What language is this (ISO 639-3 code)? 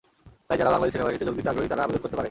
ben